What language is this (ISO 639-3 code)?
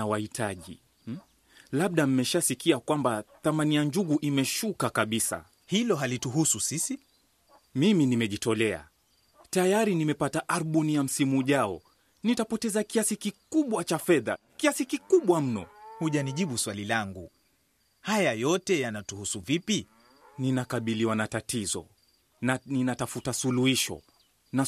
swa